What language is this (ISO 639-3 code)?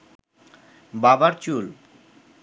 ben